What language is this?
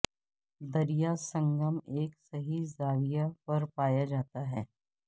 Urdu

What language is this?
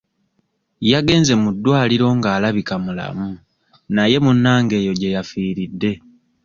Ganda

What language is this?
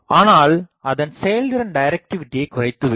Tamil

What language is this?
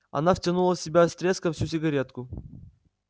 Russian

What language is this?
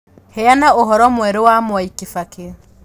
Kikuyu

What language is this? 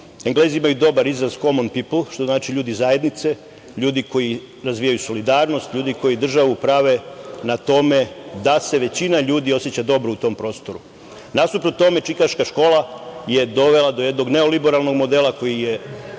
Serbian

